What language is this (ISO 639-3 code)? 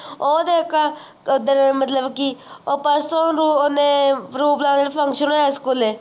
pan